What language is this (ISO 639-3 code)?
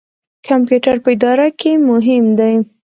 pus